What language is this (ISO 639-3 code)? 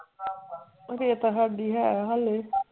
pan